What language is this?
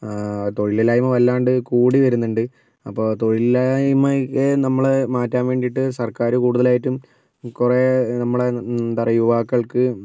Malayalam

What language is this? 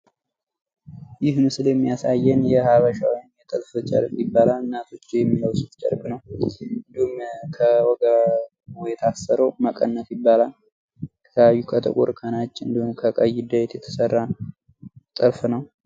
Amharic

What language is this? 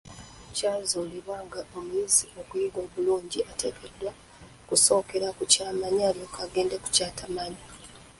Ganda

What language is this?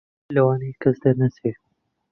Central Kurdish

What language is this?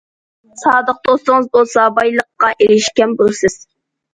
Uyghur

